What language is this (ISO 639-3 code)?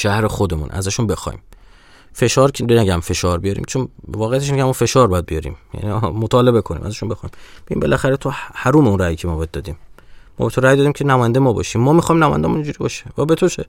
fas